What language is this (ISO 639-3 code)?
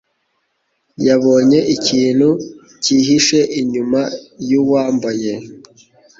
kin